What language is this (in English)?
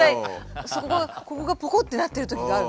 Japanese